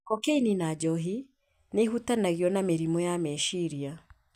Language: Kikuyu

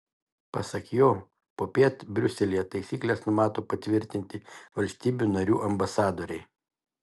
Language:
Lithuanian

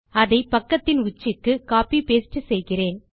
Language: Tamil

